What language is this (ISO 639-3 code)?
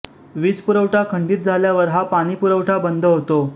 mar